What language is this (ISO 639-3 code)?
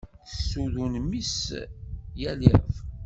kab